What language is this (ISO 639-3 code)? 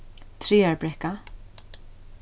fao